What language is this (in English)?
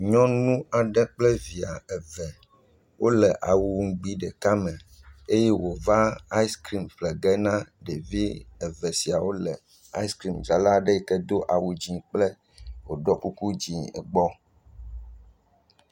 Ewe